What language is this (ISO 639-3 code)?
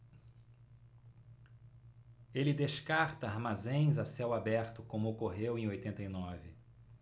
por